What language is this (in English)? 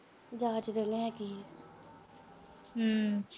Punjabi